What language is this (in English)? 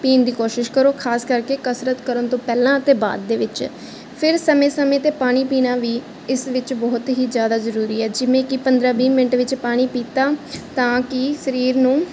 Punjabi